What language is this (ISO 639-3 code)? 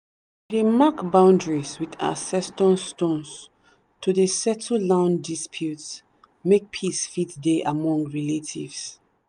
pcm